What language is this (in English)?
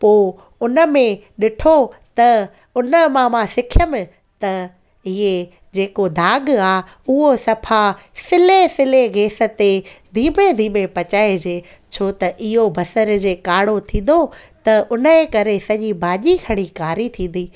Sindhi